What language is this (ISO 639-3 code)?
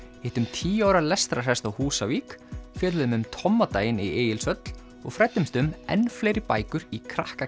isl